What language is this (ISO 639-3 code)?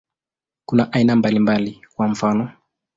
swa